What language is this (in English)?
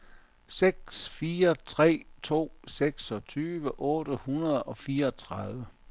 Danish